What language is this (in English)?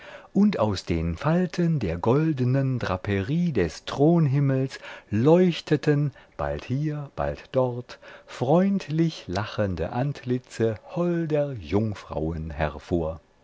German